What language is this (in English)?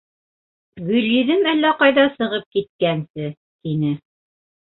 Bashkir